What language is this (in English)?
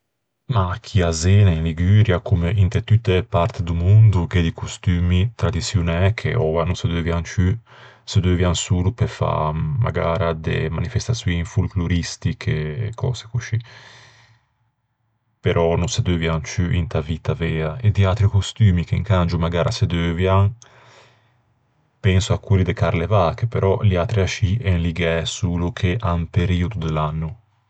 Ligurian